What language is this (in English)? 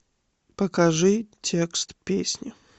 Russian